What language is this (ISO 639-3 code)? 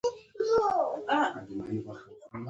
pus